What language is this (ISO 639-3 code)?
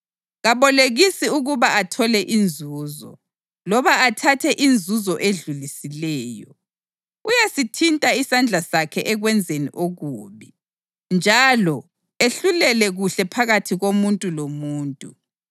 nde